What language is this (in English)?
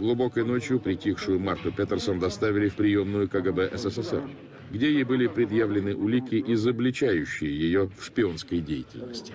Russian